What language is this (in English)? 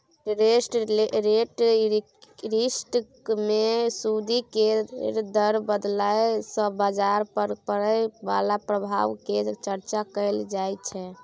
Maithili